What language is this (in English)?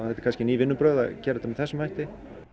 Icelandic